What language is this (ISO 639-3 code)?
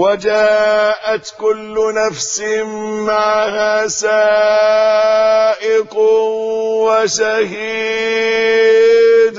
ara